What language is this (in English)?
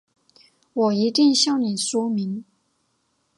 Chinese